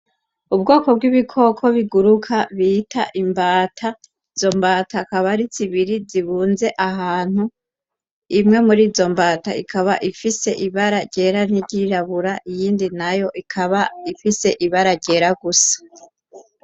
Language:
Rundi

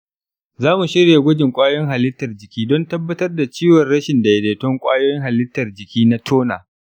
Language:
Hausa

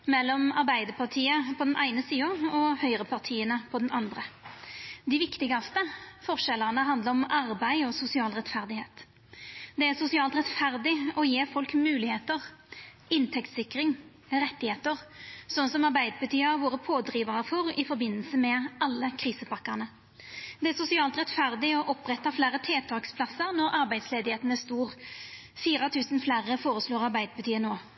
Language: Norwegian Nynorsk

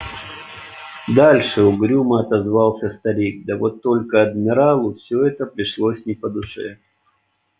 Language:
Russian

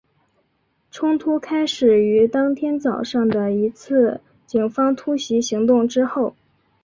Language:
Chinese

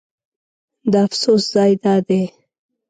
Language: Pashto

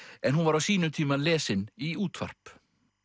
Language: Icelandic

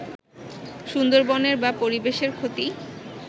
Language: Bangla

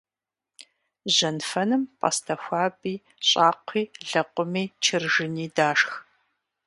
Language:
Kabardian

